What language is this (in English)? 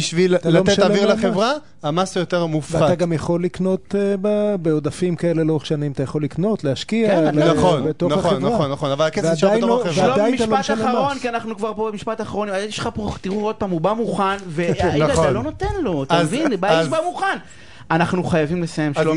Hebrew